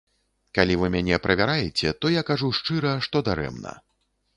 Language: Belarusian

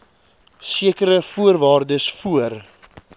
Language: Afrikaans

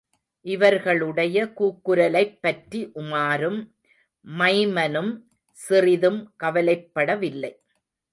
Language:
Tamil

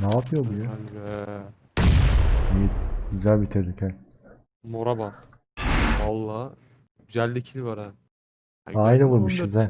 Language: Turkish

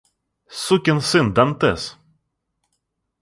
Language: Russian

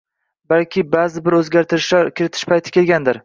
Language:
Uzbek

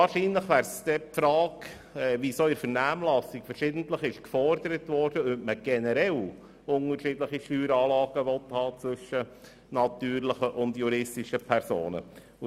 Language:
Swiss German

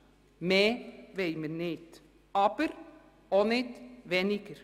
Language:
Swiss German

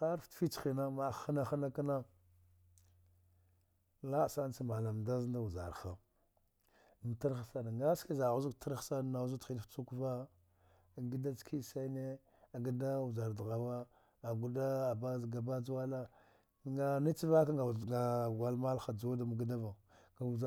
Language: Dghwede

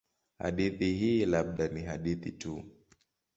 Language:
Swahili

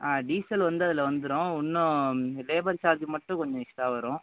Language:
Tamil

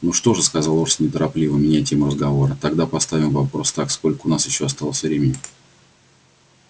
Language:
Russian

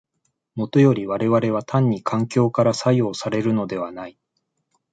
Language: Japanese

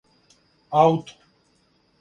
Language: Serbian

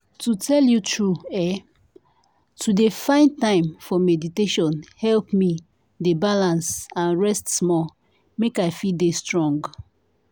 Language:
Nigerian Pidgin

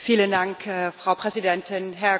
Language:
German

